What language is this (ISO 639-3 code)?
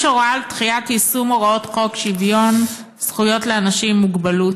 heb